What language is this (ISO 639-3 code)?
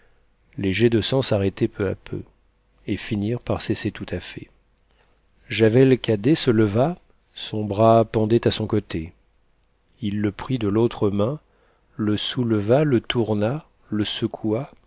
fra